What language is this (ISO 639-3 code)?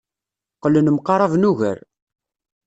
kab